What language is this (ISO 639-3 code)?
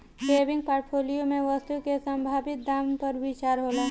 bho